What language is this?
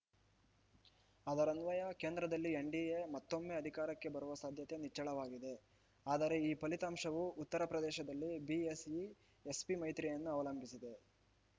Kannada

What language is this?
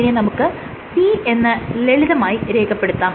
Malayalam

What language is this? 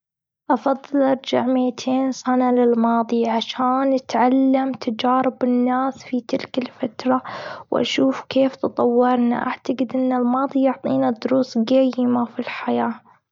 Gulf Arabic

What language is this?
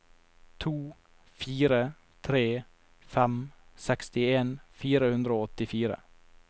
Norwegian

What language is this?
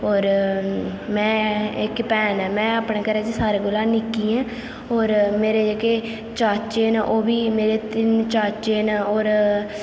Dogri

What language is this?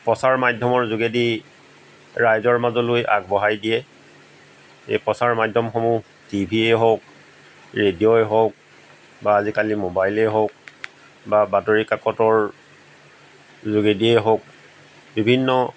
Assamese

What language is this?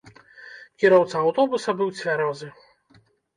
Belarusian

